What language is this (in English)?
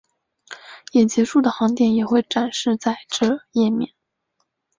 Chinese